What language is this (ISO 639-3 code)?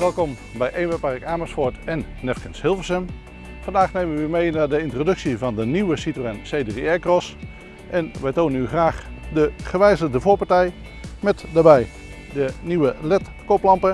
nld